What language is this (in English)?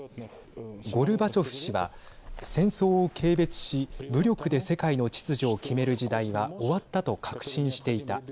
Japanese